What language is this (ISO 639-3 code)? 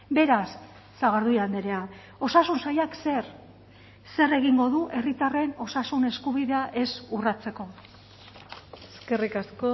eus